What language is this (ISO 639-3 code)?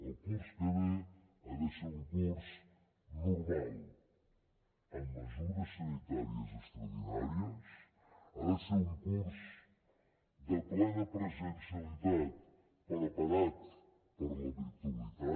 cat